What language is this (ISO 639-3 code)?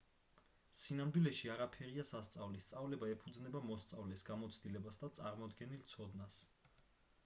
kat